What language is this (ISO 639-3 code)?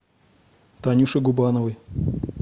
rus